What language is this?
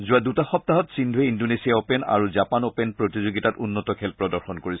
Assamese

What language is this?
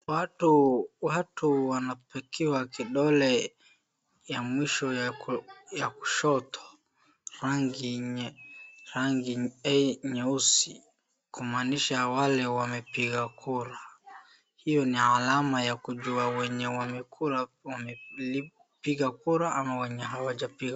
Swahili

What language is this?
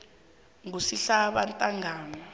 South Ndebele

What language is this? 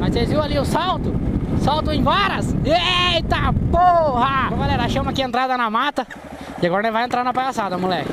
Portuguese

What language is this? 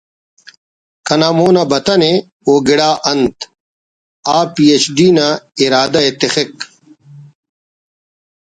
Brahui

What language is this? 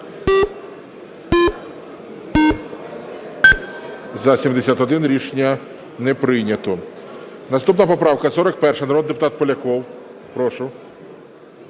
Ukrainian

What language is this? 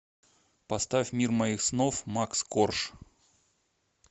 Russian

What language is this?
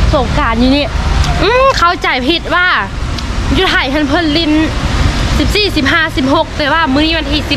Thai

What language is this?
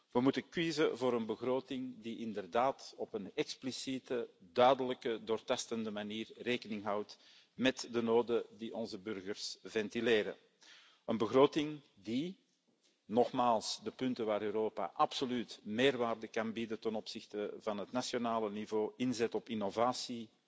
Dutch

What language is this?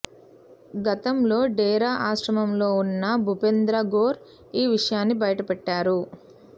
Telugu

